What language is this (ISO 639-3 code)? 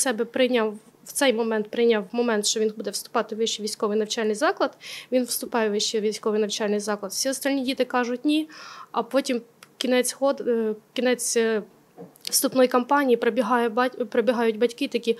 ukr